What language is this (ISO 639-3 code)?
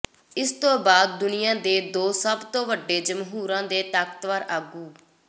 pan